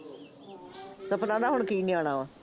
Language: Punjabi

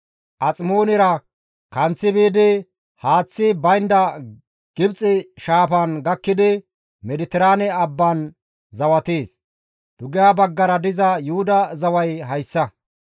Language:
Gamo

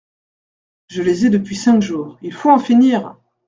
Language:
French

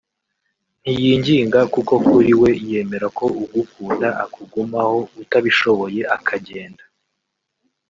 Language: Kinyarwanda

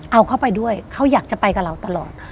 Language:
Thai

